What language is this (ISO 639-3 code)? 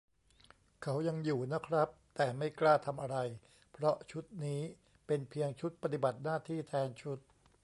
tha